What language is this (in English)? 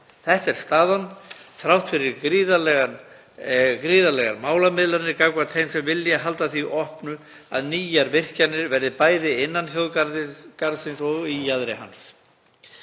Icelandic